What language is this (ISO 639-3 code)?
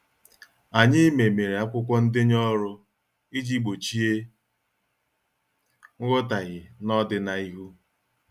ibo